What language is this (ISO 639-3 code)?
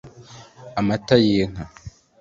kin